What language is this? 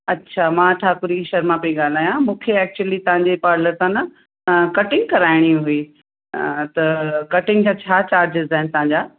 Sindhi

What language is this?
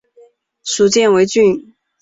Chinese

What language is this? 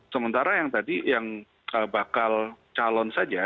Indonesian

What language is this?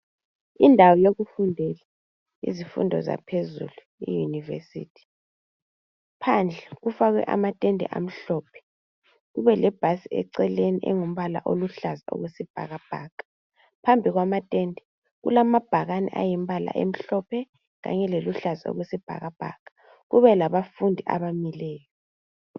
North Ndebele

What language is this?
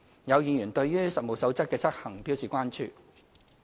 Cantonese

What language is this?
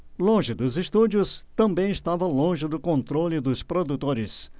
Portuguese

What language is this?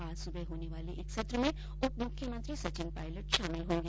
Hindi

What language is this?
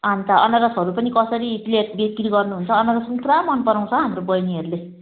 Nepali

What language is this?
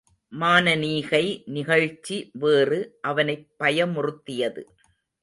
Tamil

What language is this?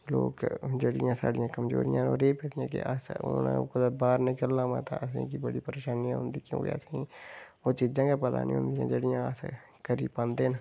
Dogri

